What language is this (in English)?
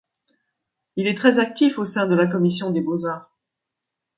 French